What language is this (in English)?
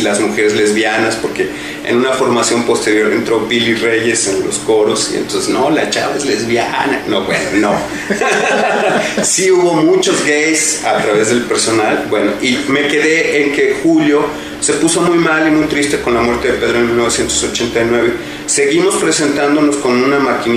Spanish